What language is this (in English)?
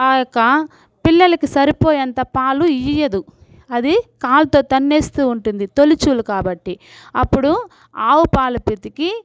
Telugu